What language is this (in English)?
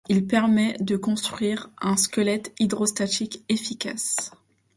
French